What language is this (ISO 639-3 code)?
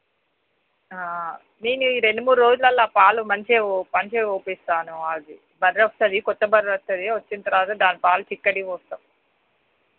tel